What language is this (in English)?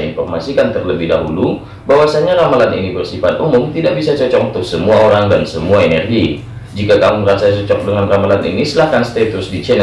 Indonesian